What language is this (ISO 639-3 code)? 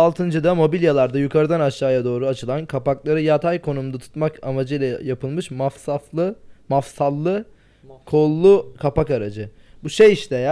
tur